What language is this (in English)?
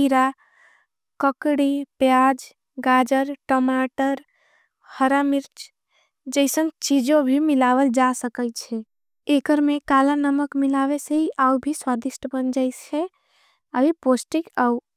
Angika